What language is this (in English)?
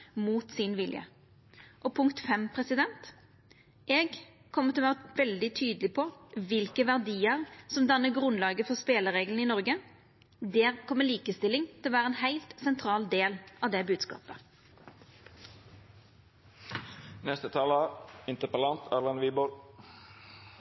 Norwegian